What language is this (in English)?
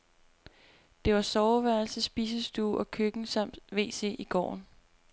Danish